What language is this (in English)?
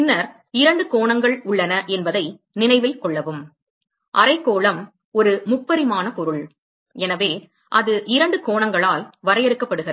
Tamil